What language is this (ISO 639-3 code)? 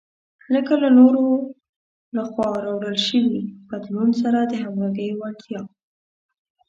pus